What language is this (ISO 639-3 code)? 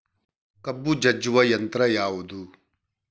kan